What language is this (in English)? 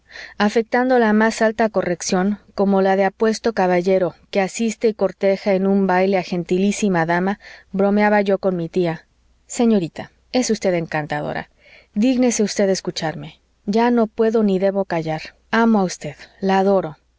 Spanish